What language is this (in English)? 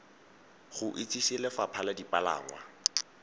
Tswana